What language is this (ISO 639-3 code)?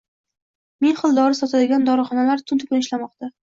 uzb